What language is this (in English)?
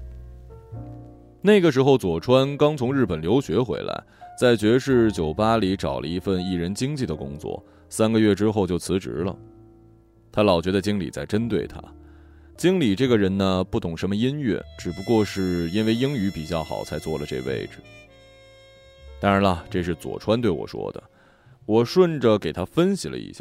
Chinese